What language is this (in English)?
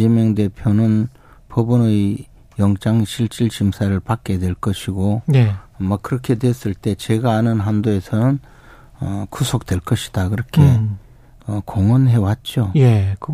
Korean